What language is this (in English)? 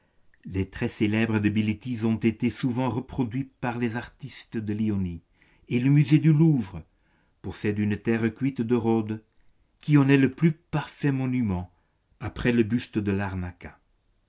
French